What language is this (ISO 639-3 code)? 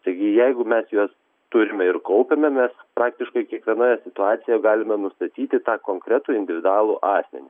lit